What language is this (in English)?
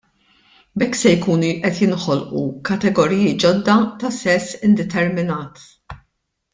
Maltese